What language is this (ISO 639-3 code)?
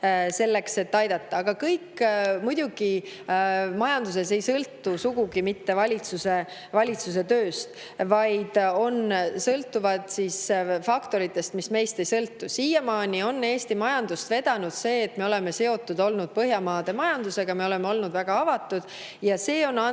est